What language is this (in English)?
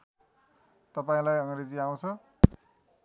Nepali